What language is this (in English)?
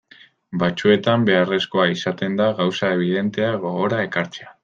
Basque